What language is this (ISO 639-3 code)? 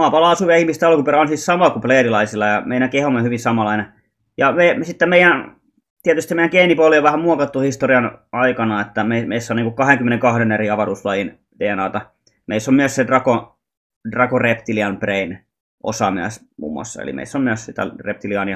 fin